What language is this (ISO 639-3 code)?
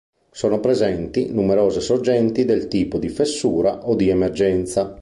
ita